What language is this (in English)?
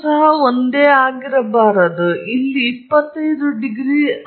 Kannada